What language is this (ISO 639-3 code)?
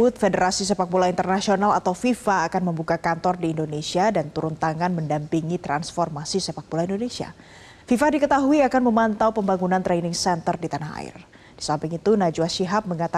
ind